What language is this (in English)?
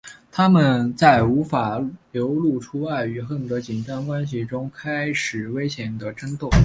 Chinese